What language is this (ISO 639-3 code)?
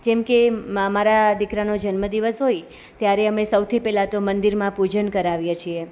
guj